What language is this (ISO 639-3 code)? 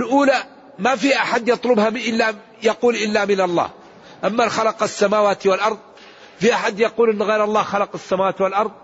ara